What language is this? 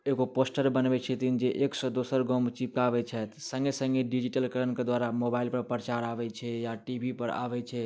Maithili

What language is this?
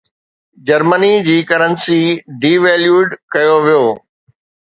Sindhi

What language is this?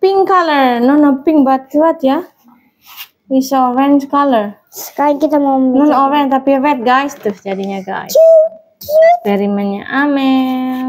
Indonesian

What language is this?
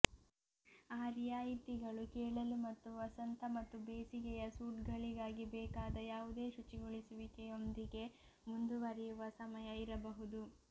Kannada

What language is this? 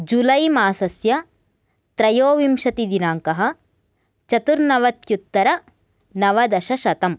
Sanskrit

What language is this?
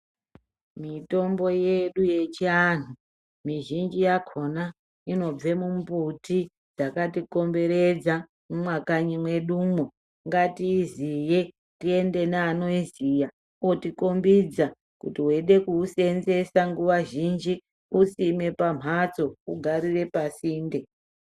Ndau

